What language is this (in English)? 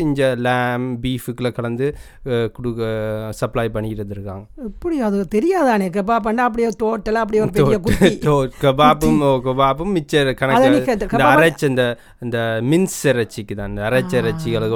Tamil